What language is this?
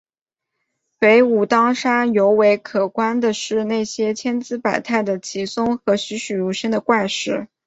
Chinese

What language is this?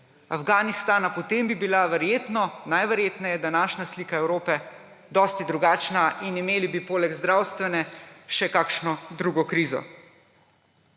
Slovenian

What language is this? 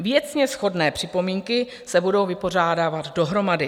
Czech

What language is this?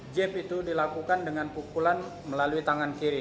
Indonesian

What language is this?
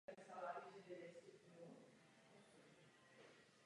Czech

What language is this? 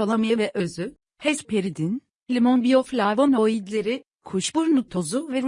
Turkish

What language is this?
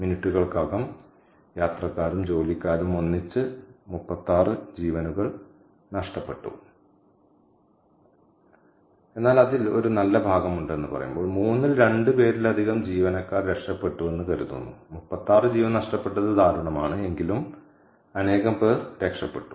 Malayalam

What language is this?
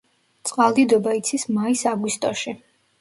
Georgian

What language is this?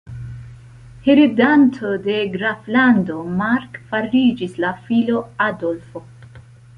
Esperanto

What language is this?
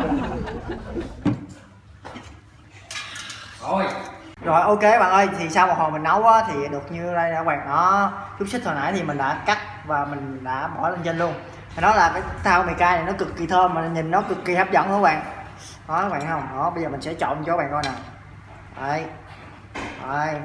Vietnamese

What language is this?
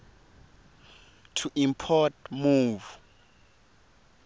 Swati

